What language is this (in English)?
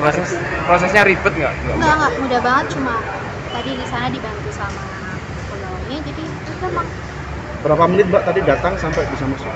Indonesian